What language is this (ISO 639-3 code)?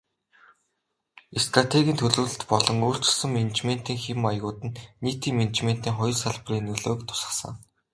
mon